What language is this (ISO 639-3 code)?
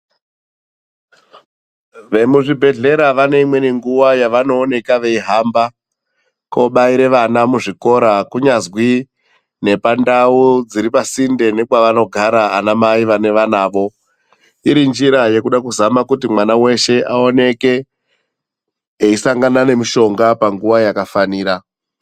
ndc